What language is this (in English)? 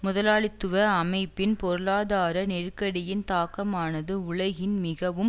Tamil